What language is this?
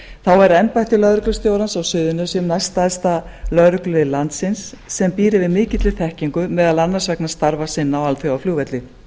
Icelandic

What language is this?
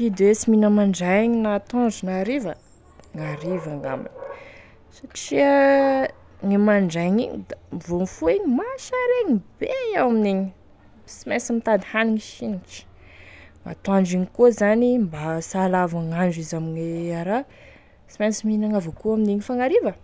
Tesaka Malagasy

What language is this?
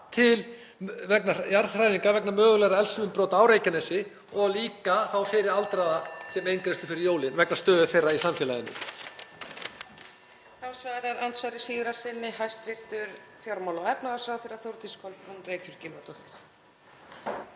Icelandic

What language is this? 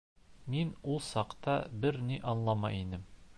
Bashkir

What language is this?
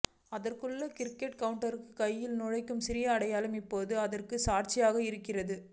Tamil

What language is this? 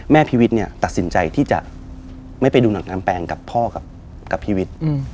Thai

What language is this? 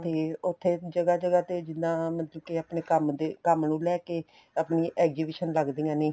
Punjabi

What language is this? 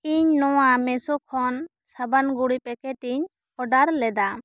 Santali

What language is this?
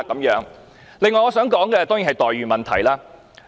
Cantonese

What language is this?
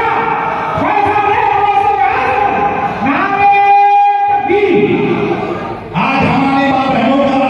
Arabic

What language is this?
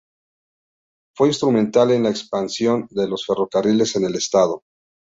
Spanish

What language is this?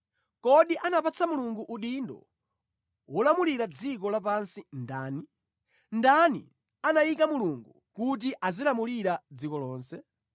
Nyanja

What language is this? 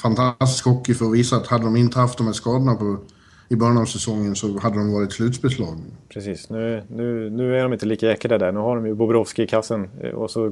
Swedish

